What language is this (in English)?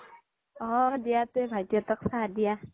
Assamese